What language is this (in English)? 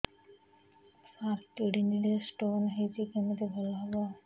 Odia